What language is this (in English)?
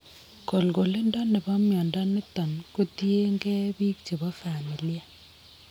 Kalenjin